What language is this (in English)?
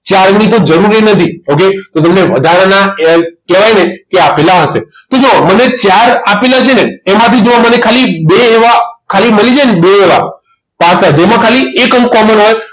Gujarati